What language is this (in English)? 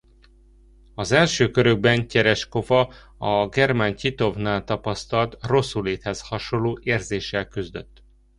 Hungarian